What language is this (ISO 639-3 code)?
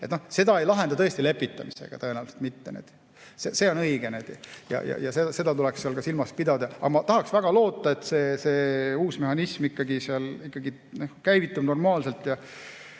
est